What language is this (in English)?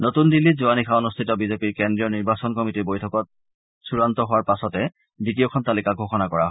Assamese